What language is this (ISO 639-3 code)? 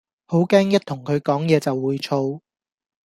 yue